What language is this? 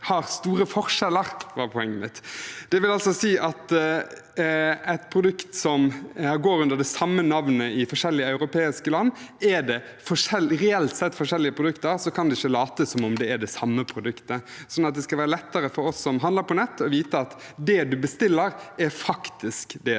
Norwegian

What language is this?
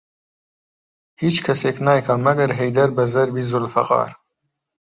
Central Kurdish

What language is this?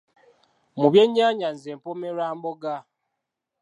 Ganda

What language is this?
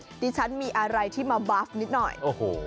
Thai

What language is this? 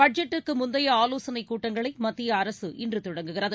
Tamil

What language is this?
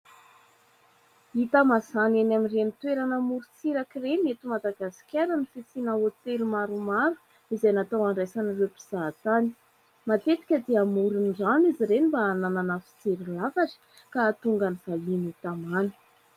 Malagasy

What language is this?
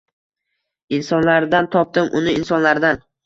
Uzbek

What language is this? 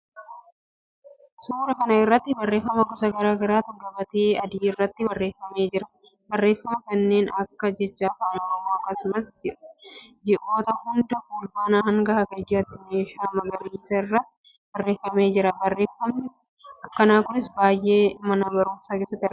Oromo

